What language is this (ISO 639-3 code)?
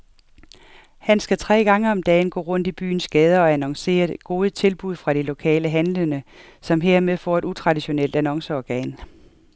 dan